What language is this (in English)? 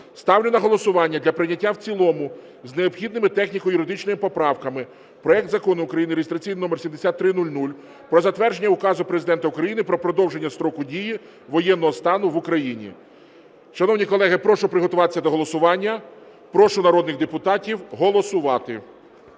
Ukrainian